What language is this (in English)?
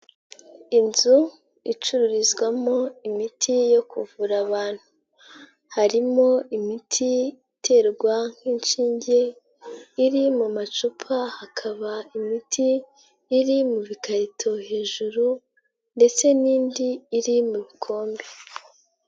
Kinyarwanda